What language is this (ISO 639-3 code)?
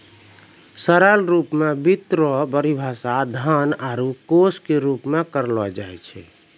mai